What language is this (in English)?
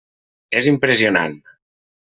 Catalan